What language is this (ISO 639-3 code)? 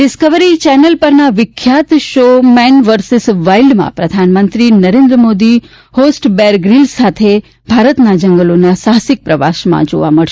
guj